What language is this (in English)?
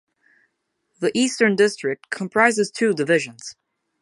English